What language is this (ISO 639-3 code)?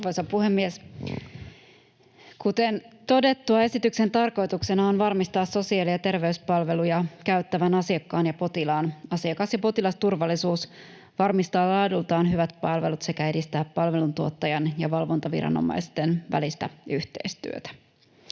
fin